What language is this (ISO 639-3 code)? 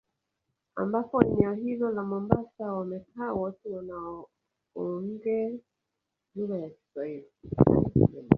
swa